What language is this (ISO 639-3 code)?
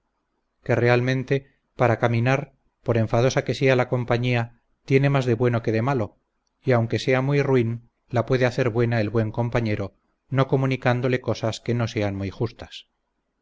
spa